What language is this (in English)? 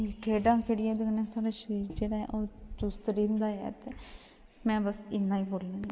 Dogri